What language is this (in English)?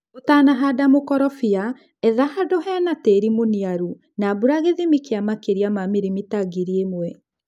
Kikuyu